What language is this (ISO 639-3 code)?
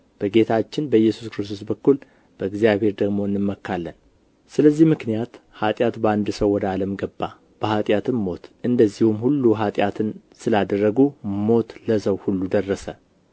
amh